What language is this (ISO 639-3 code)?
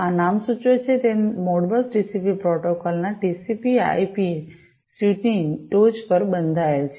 guj